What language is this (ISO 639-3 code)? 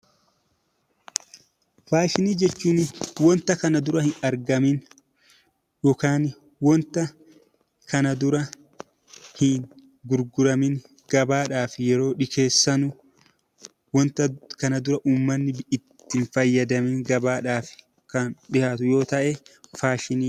orm